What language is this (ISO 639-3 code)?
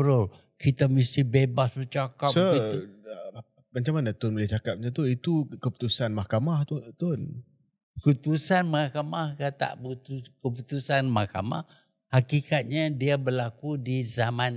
msa